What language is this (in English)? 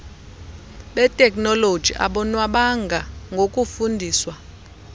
Xhosa